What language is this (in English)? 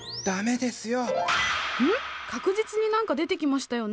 Japanese